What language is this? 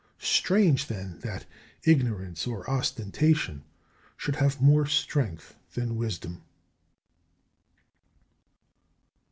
English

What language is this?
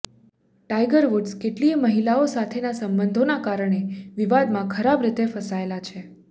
Gujarati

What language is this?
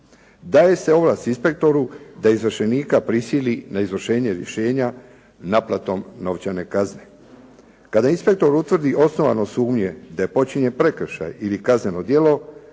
Croatian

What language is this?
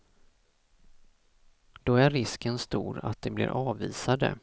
Swedish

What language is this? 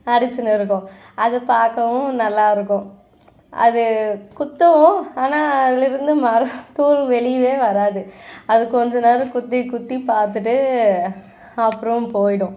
Tamil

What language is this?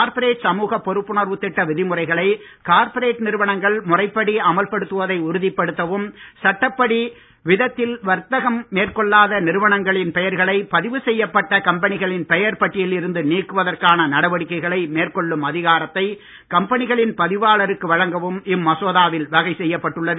Tamil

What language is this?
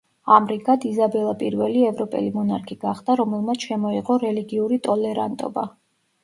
Georgian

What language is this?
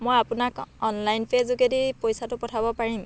Assamese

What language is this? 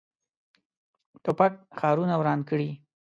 Pashto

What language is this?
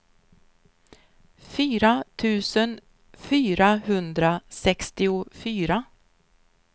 Swedish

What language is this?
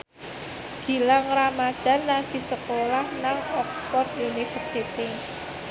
Javanese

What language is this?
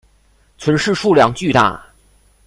Chinese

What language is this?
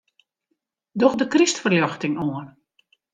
Western Frisian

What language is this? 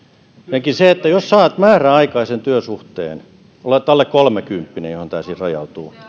Finnish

